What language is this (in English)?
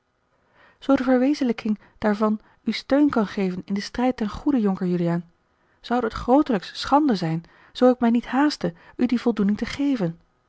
Dutch